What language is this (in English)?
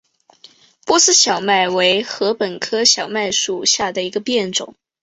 Chinese